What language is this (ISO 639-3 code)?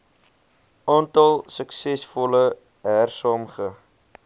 afr